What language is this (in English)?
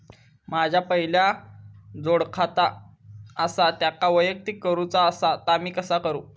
Marathi